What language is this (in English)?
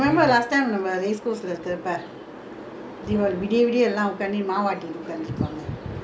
English